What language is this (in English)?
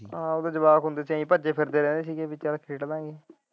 Punjabi